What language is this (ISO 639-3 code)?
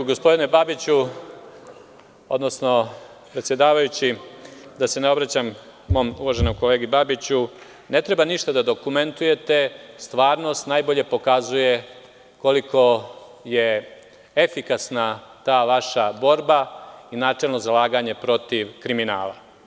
srp